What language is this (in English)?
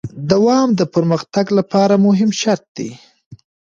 Pashto